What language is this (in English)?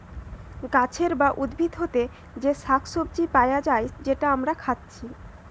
Bangla